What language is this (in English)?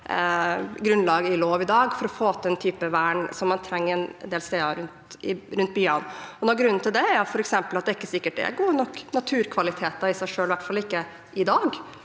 Norwegian